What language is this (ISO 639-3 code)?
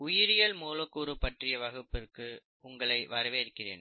tam